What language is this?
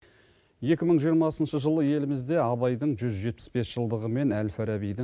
Kazakh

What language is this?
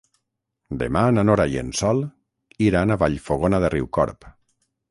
Catalan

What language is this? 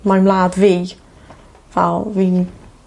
Welsh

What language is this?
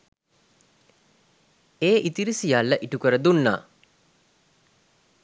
Sinhala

